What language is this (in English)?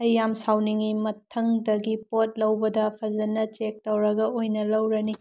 Manipuri